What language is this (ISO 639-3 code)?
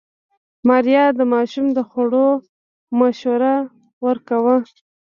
pus